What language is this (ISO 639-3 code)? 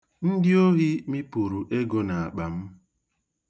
ibo